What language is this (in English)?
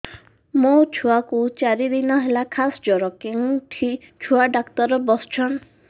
Odia